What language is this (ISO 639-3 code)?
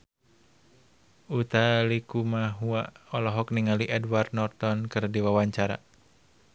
sun